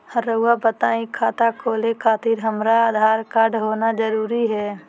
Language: Magahi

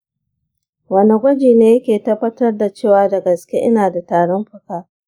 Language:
Hausa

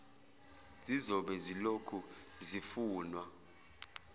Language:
Zulu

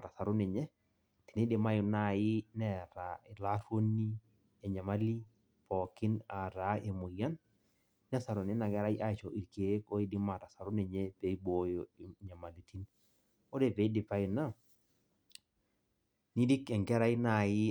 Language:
Masai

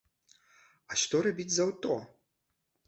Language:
Belarusian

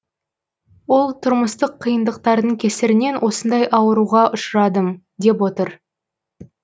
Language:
Kazakh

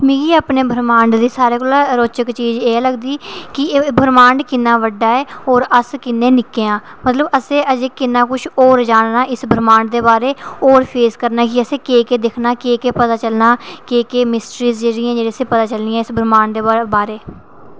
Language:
Dogri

